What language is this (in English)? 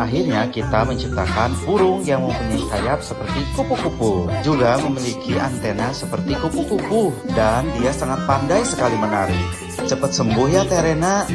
Indonesian